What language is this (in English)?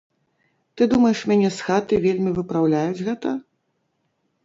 Belarusian